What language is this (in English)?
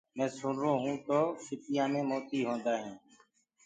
Gurgula